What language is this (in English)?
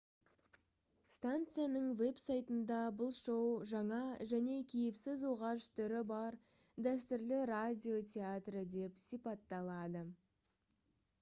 Kazakh